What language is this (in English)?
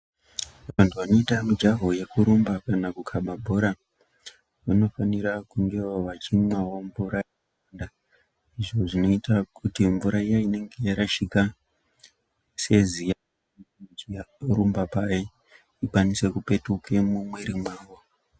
Ndau